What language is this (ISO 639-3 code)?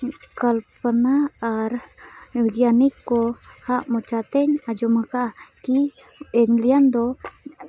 sat